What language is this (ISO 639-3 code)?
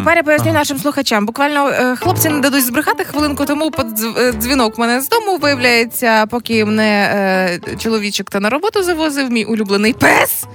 ukr